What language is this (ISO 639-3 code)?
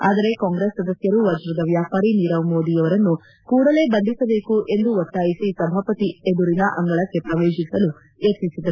kan